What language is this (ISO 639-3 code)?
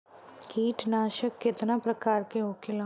bho